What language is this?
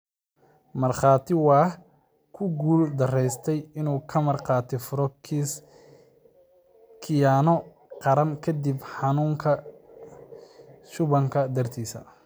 Somali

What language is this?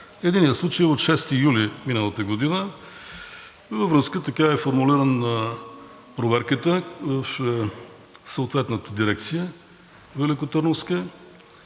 Bulgarian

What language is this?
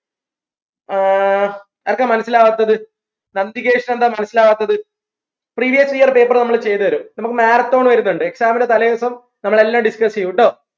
Malayalam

